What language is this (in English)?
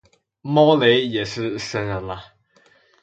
Chinese